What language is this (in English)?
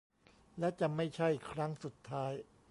Thai